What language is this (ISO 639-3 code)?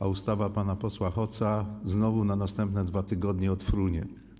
pol